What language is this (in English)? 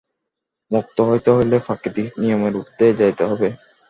Bangla